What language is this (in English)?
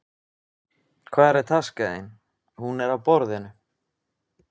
Icelandic